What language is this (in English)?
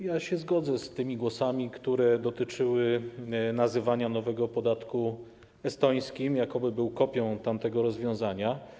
Polish